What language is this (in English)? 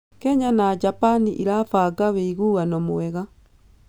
Kikuyu